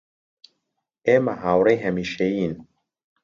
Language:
Central Kurdish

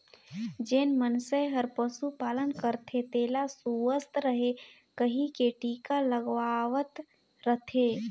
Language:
Chhattisgarhi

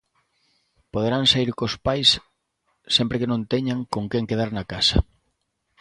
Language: Galician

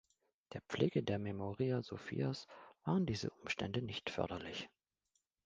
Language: German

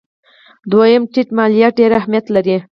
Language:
Pashto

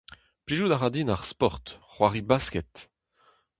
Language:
Breton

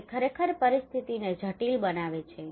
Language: Gujarati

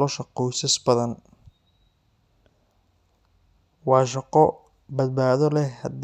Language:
Somali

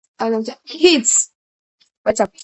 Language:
Georgian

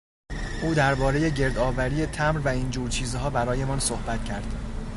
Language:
Persian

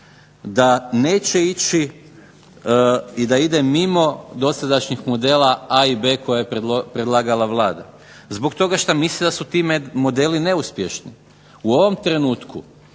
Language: Croatian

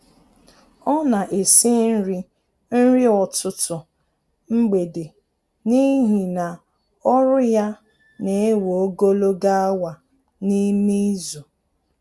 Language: Igbo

